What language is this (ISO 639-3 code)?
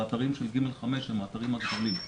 heb